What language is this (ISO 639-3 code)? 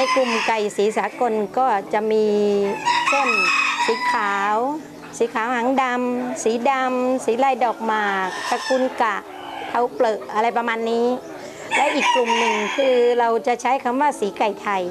tha